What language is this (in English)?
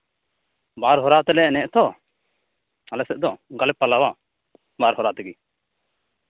Santali